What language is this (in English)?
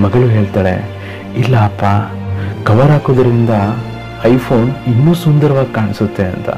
Indonesian